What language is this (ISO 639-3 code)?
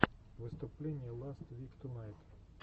rus